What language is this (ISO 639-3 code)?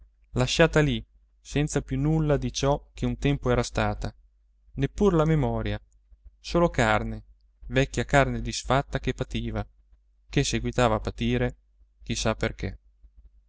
ita